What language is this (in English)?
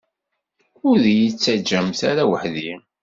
Kabyle